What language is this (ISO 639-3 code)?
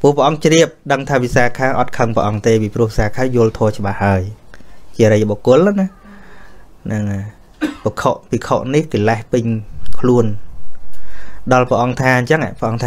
vie